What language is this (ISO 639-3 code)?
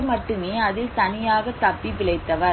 tam